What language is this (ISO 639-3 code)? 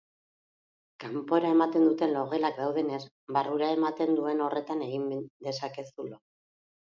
eus